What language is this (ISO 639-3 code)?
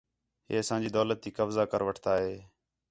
xhe